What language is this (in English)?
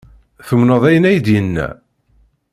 Kabyle